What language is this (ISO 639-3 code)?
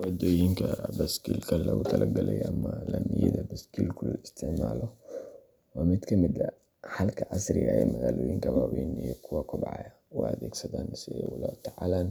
som